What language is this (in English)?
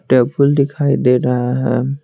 Hindi